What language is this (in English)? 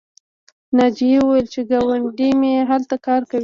Pashto